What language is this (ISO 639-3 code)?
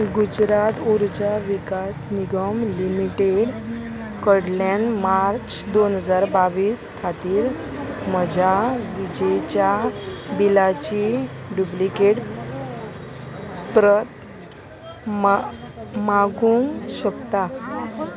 kok